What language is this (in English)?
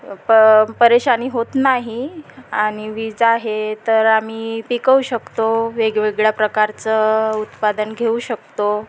Marathi